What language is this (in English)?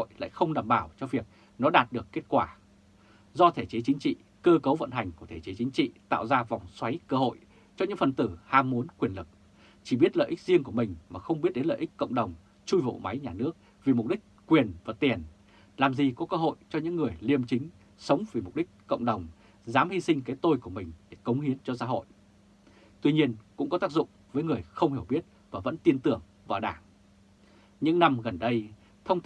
Vietnamese